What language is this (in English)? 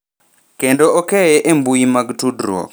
Luo (Kenya and Tanzania)